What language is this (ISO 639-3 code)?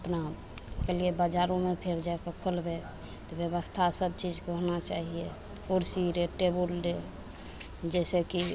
mai